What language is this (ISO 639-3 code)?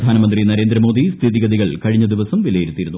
mal